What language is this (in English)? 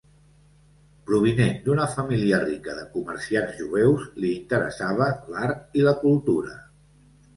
Catalan